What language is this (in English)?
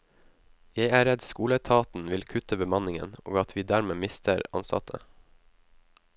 Norwegian